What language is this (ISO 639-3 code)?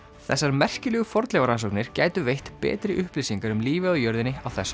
isl